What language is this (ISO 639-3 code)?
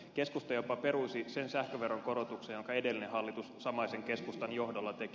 fin